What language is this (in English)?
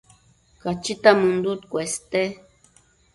Matsés